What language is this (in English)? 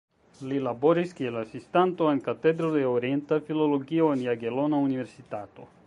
Esperanto